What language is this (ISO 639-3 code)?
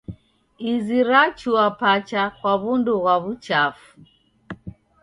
dav